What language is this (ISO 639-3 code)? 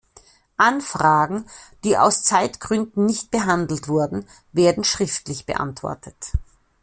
deu